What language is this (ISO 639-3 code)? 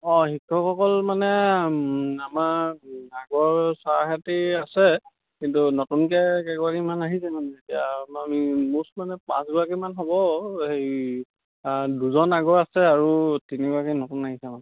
asm